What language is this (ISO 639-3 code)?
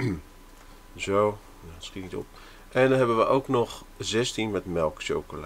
nld